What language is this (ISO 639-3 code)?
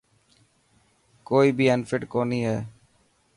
mki